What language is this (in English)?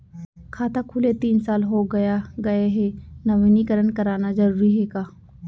Chhattisgarhi